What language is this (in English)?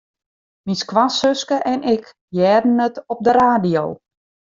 Western Frisian